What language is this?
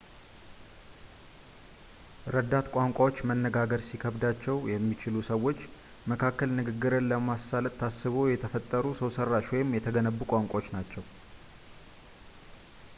Amharic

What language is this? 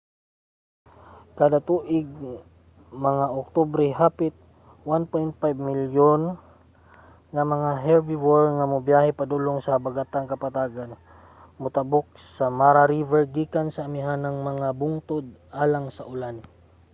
Cebuano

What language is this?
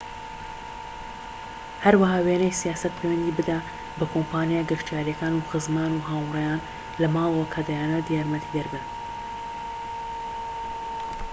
Central Kurdish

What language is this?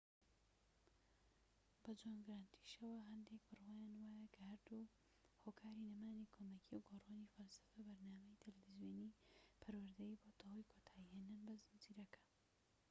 Central Kurdish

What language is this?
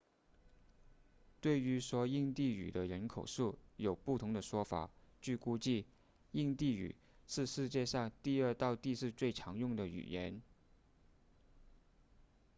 Chinese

